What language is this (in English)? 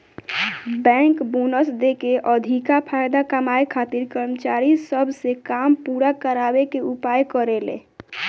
Bhojpuri